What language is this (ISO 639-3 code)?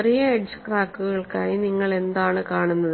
mal